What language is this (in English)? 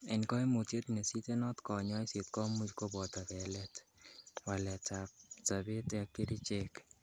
Kalenjin